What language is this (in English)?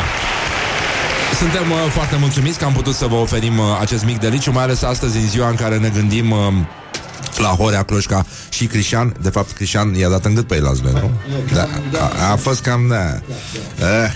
Romanian